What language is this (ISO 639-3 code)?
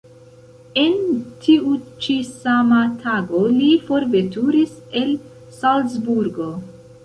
epo